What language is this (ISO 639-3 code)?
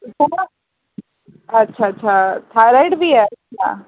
doi